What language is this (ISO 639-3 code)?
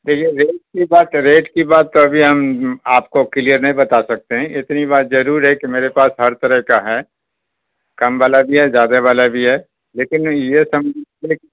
urd